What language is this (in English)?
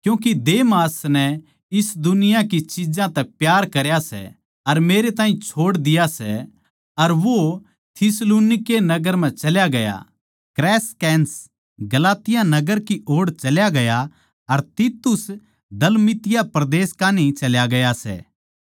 Haryanvi